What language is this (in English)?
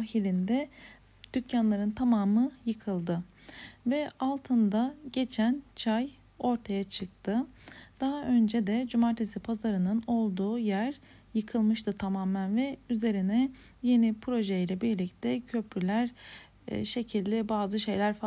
Turkish